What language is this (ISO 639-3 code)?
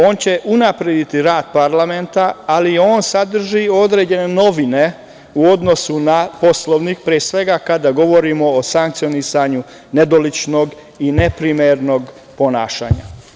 srp